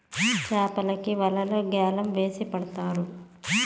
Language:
Telugu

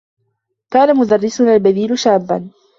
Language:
Arabic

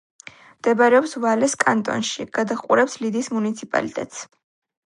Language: Georgian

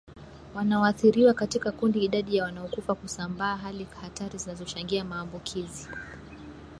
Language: Swahili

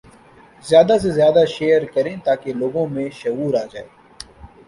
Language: Urdu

